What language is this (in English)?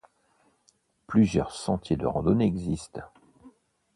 French